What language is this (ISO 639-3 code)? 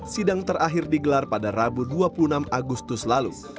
ind